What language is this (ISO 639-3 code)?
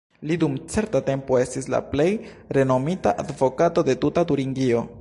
epo